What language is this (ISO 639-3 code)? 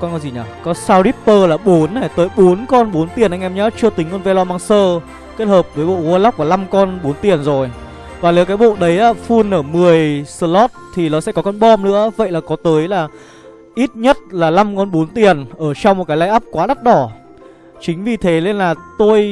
vie